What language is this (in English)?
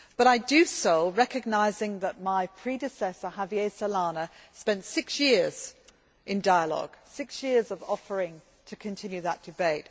English